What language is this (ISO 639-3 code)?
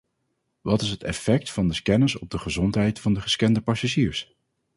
nld